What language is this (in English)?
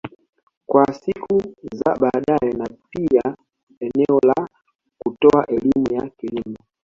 Swahili